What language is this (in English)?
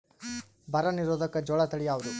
Kannada